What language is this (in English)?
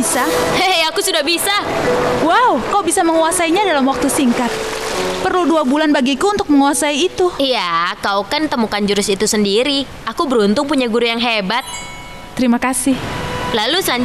Indonesian